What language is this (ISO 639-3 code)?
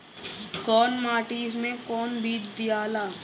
bho